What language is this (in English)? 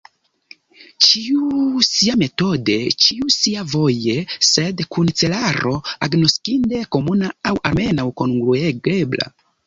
Esperanto